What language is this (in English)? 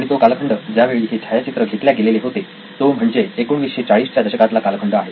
Marathi